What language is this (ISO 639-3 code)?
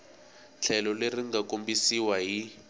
tso